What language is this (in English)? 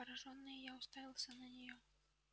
Russian